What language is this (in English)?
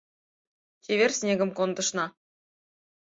Mari